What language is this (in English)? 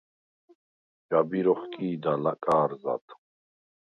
Svan